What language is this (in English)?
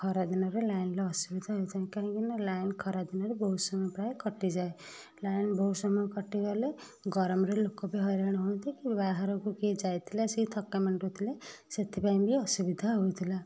Odia